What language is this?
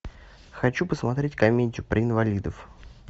Russian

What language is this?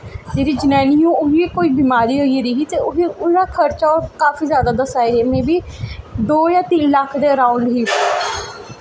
Dogri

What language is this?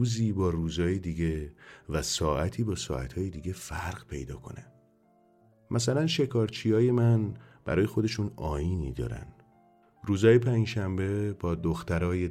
Persian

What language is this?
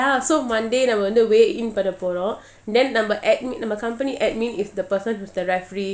English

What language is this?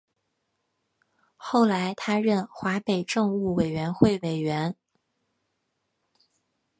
Chinese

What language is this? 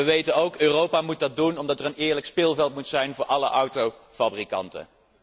Dutch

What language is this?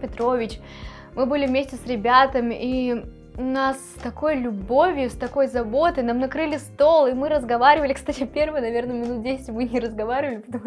Russian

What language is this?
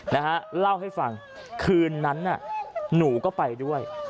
Thai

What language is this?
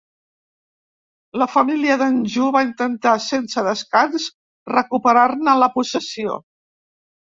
Catalan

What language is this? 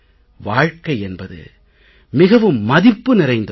Tamil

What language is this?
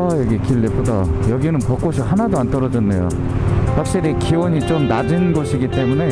Korean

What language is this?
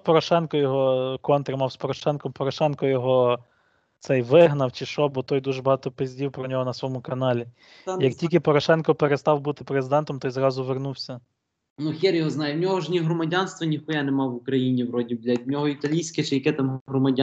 Ukrainian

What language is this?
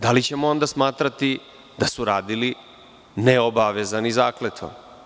Serbian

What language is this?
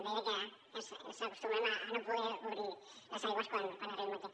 Catalan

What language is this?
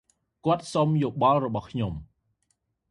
Khmer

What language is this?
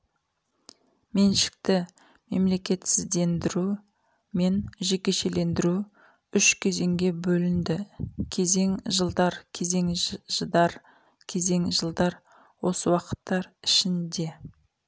Kazakh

